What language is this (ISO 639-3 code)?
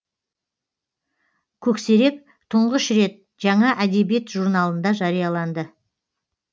kaz